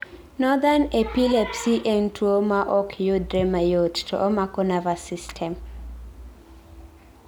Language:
Luo (Kenya and Tanzania)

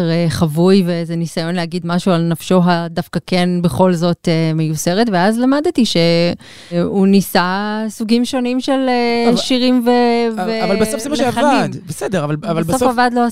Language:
Hebrew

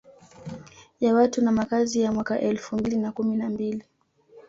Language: Swahili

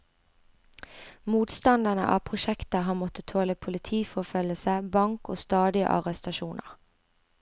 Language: Norwegian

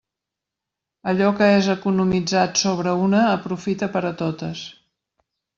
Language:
Catalan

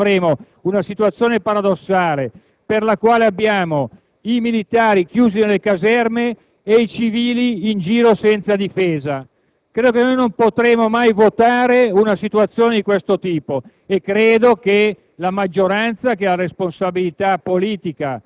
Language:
Italian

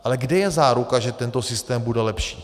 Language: Czech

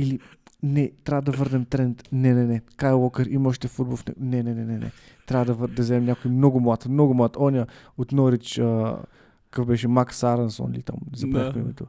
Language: Bulgarian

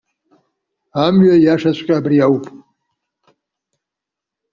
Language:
Abkhazian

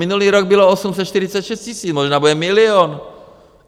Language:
Czech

